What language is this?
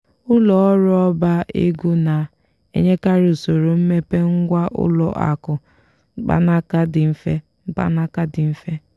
Igbo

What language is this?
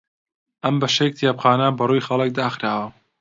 Central Kurdish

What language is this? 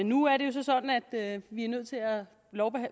Danish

